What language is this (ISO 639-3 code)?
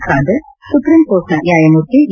kan